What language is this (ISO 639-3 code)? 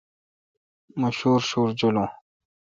xka